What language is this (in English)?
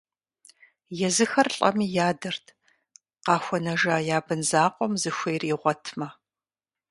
Kabardian